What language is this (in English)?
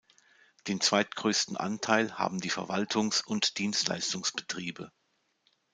German